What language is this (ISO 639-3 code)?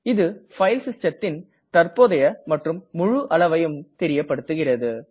tam